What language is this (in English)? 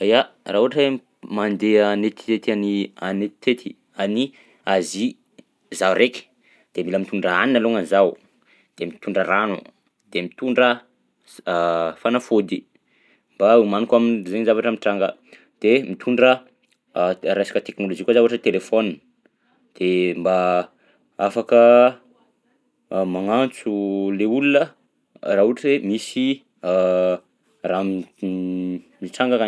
Southern Betsimisaraka Malagasy